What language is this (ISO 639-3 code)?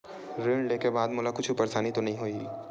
hne